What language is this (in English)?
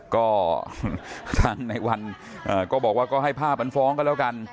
Thai